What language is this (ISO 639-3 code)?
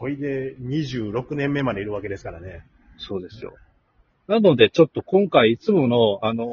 jpn